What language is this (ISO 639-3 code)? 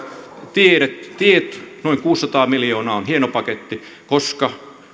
fin